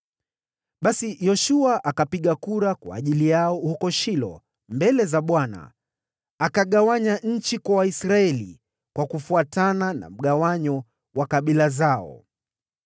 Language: Swahili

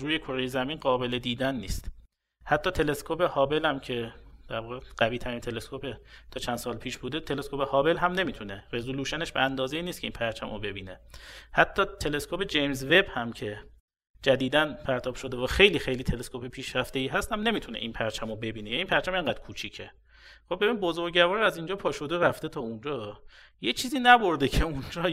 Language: Persian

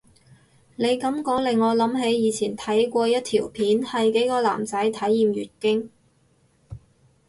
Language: Cantonese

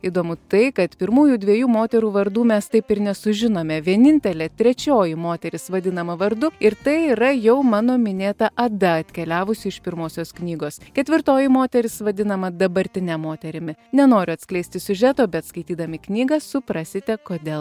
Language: Lithuanian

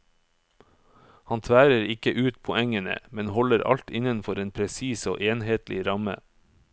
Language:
Norwegian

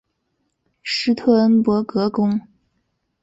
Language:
Chinese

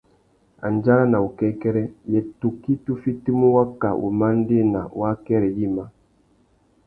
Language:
Tuki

